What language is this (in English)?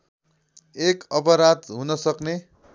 Nepali